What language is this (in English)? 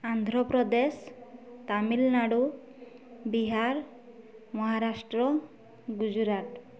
Odia